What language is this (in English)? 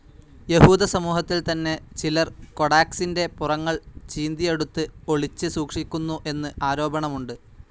Malayalam